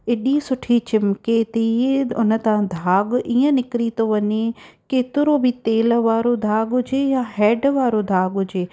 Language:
Sindhi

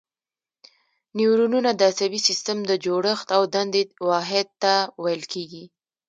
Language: Pashto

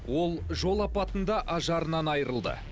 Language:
Kazakh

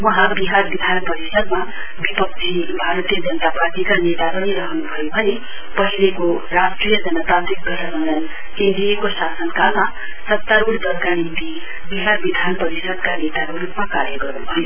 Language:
Nepali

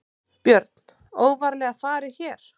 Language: Icelandic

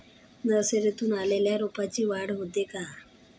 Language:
Marathi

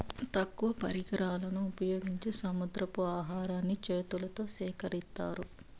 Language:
Telugu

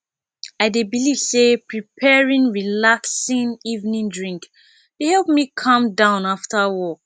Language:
Nigerian Pidgin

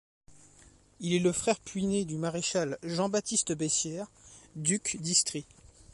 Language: French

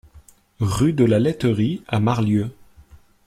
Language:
French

